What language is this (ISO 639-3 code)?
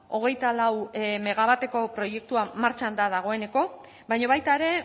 eus